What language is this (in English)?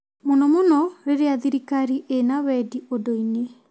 Kikuyu